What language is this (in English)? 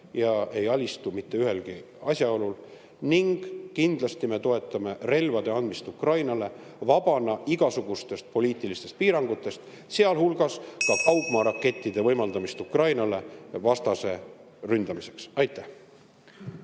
Estonian